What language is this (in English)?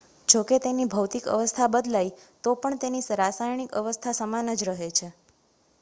Gujarati